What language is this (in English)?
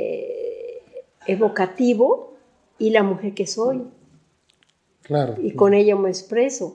Spanish